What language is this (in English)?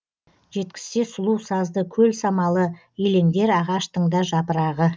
Kazakh